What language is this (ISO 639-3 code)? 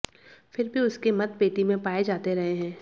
hin